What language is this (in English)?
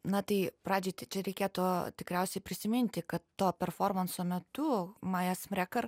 Lithuanian